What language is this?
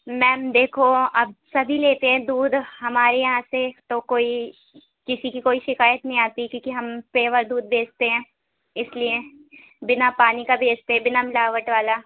Urdu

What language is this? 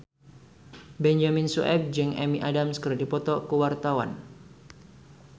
Sundanese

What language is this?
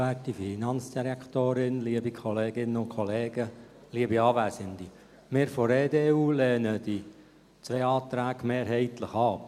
Swiss German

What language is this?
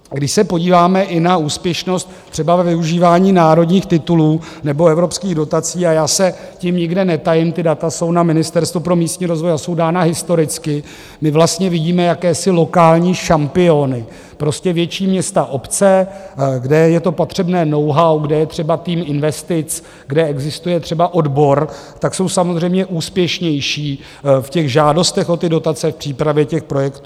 Czech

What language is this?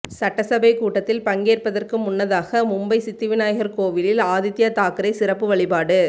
Tamil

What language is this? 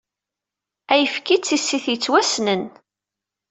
Kabyle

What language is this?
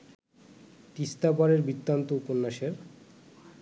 Bangla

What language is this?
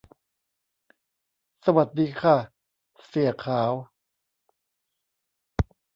Thai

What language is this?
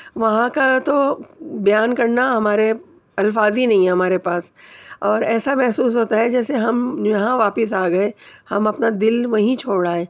Urdu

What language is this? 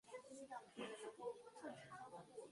Chinese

